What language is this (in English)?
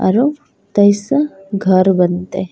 Angika